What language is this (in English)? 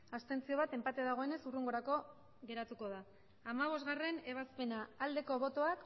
Basque